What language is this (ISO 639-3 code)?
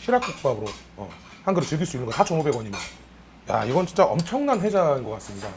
kor